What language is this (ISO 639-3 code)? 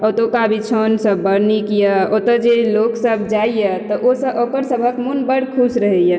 mai